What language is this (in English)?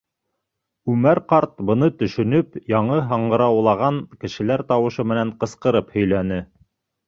Bashkir